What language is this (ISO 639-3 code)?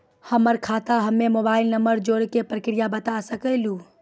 mai